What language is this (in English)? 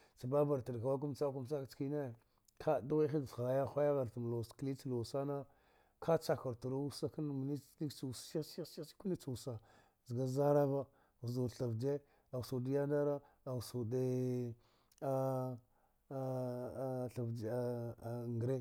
Dghwede